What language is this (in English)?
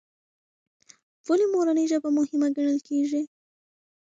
Pashto